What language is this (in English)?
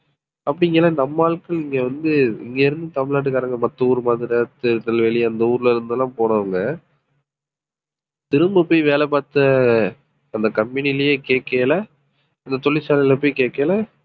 Tamil